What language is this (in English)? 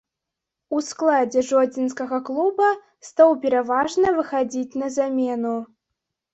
Belarusian